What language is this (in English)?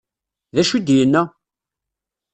Kabyle